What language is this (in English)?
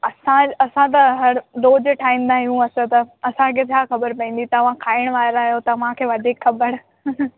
Sindhi